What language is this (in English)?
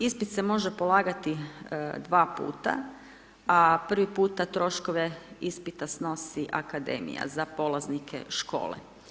Croatian